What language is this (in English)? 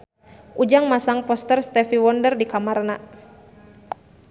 Sundanese